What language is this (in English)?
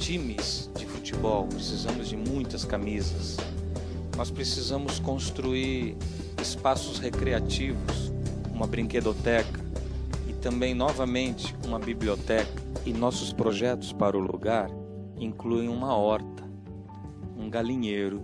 Portuguese